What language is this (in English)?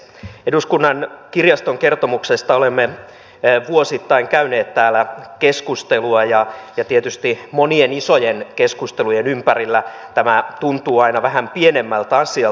Finnish